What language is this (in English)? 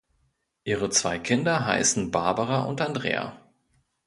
German